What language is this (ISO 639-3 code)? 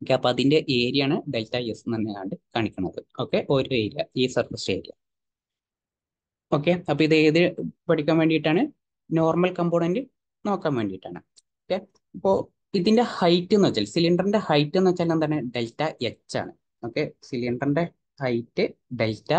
mal